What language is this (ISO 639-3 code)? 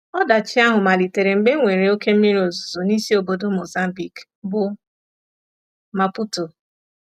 ibo